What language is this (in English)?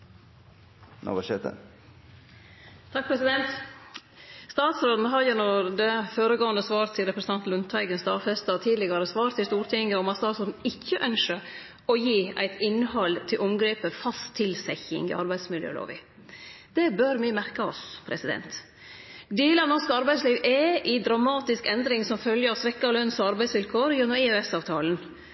Norwegian Nynorsk